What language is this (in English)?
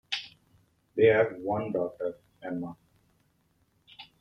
English